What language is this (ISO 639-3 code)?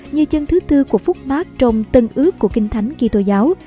vie